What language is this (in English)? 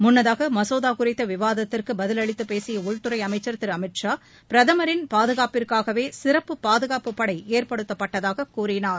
Tamil